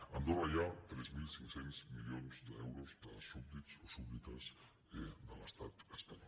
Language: Catalan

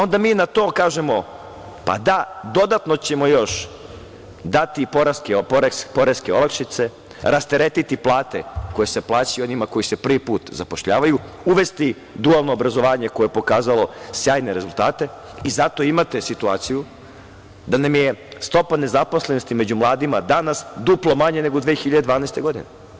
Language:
Serbian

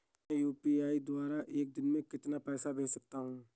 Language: Hindi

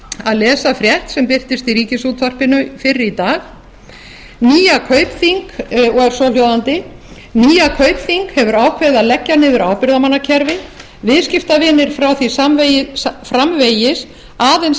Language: Icelandic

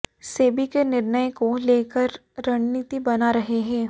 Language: Hindi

